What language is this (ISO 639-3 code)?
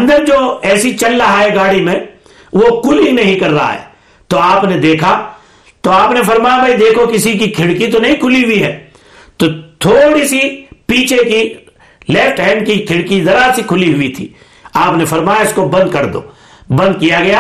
urd